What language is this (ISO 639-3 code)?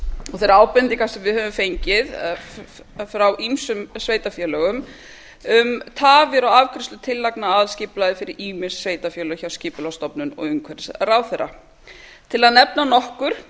isl